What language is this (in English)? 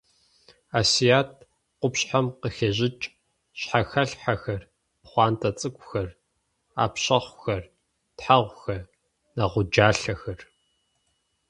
Kabardian